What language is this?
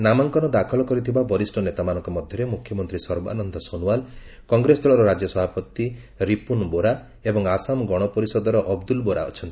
Odia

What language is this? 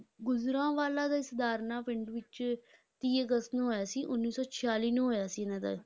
Punjabi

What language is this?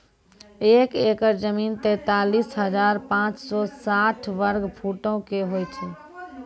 Maithili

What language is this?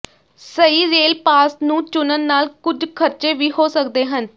Punjabi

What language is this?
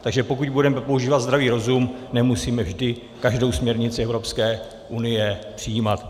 Czech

